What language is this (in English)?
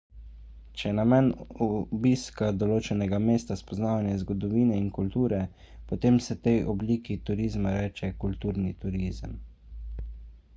Slovenian